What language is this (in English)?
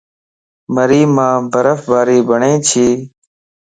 Lasi